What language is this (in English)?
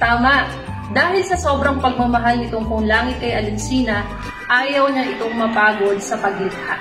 Filipino